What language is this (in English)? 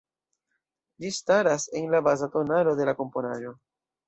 Esperanto